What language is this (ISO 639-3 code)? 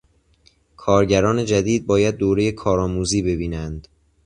fas